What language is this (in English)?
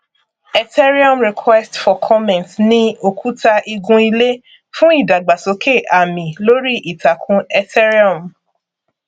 Yoruba